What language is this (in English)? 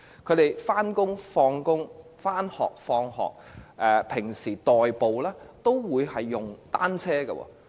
Cantonese